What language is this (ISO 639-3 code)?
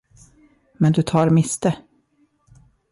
swe